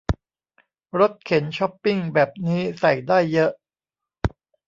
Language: Thai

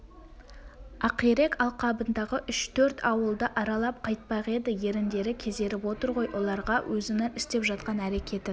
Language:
Kazakh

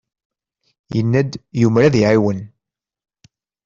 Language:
Kabyle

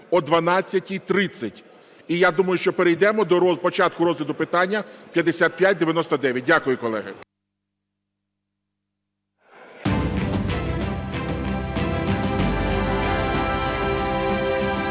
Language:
Ukrainian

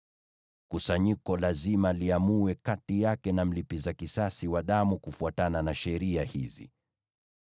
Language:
Swahili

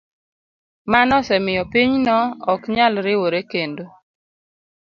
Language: Luo (Kenya and Tanzania)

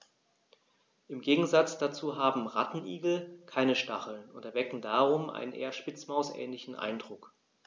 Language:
German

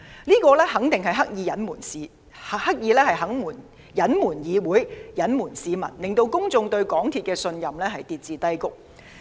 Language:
Cantonese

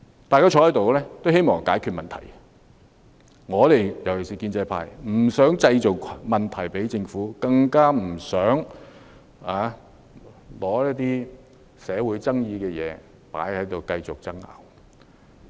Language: Cantonese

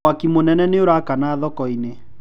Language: Kikuyu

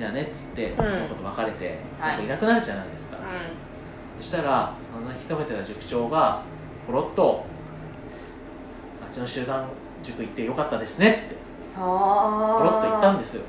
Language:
Japanese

